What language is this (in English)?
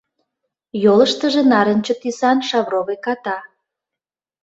Mari